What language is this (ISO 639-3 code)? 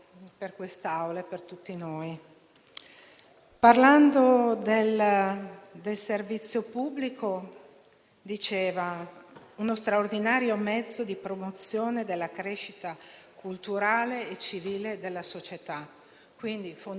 ita